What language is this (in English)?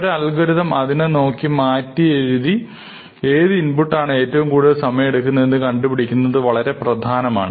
Malayalam